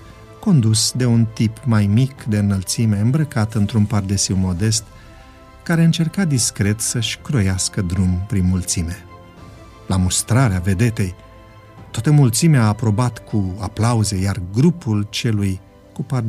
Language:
Romanian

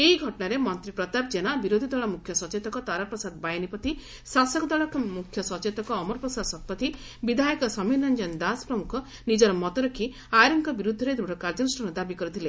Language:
Odia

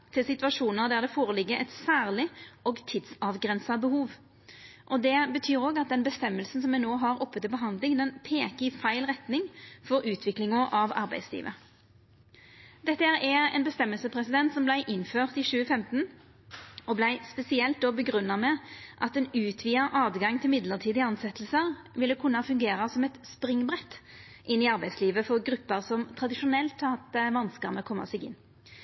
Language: Norwegian Nynorsk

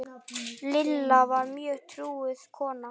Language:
Icelandic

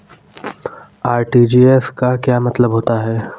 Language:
Hindi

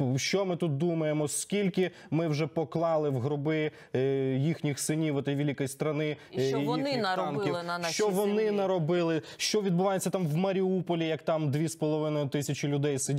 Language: Russian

